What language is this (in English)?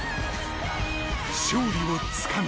Japanese